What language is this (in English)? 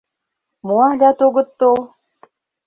Mari